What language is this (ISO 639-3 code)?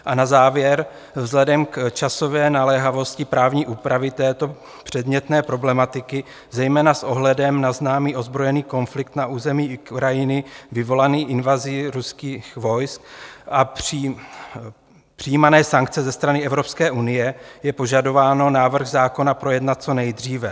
ces